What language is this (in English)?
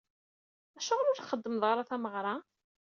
Kabyle